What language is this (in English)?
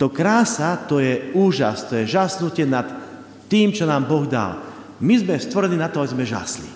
Slovak